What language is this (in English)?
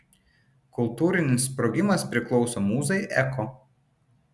Lithuanian